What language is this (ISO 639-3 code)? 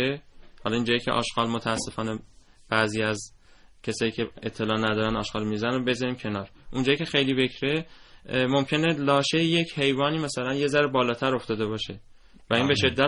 fas